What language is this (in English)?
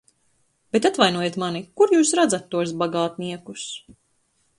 Latvian